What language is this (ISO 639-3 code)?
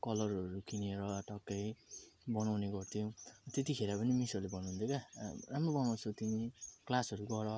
nep